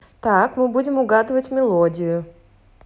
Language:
Russian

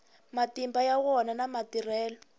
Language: Tsonga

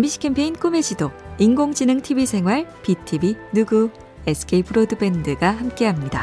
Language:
Korean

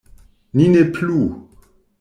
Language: Esperanto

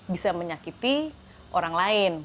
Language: Indonesian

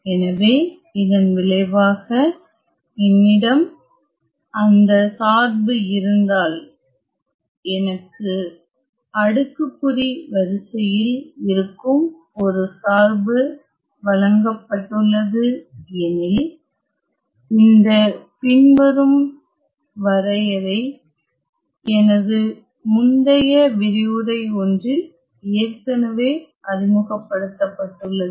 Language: Tamil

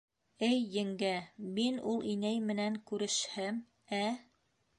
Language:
Bashkir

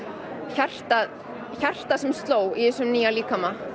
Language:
Icelandic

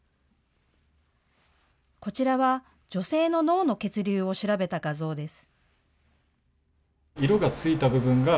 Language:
Japanese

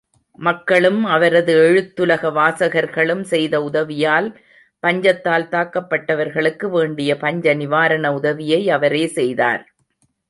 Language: Tamil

